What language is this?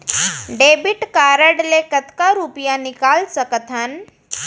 Chhattisgarhi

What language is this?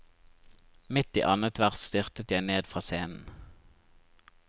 Norwegian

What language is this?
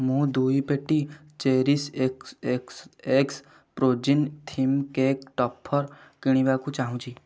Odia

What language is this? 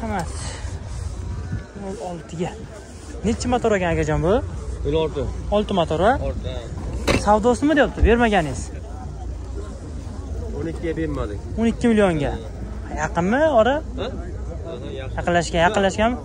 Turkish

